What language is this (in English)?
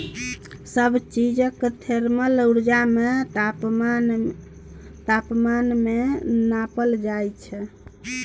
Maithili